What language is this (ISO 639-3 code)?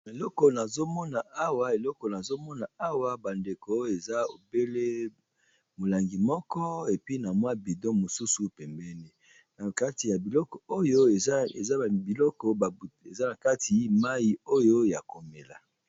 lin